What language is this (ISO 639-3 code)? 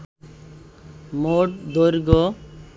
ben